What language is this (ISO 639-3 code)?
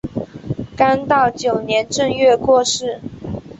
zho